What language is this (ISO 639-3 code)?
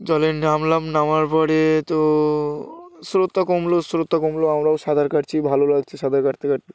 ben